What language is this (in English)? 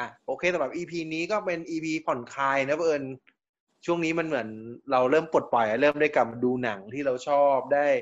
Thai